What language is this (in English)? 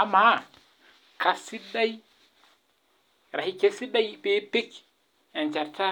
Masai